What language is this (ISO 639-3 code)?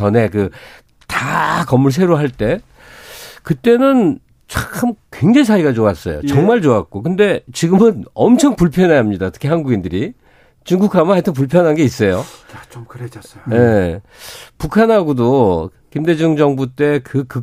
kor